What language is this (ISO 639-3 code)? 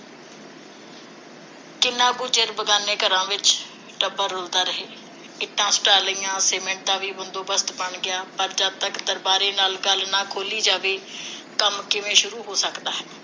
pan